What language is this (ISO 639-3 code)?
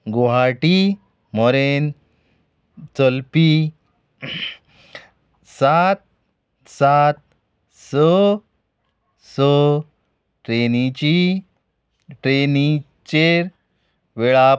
kok